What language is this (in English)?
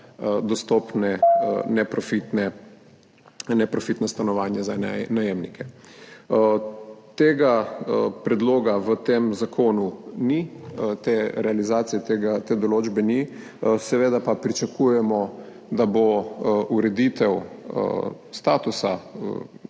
Slovenian